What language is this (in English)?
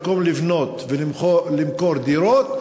Hebrew